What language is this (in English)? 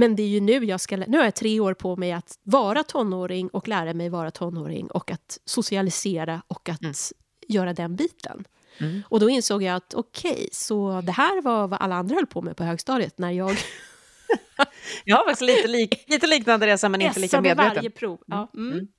Swedish